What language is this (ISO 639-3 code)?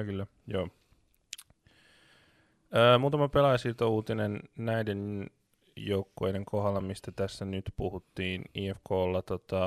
fin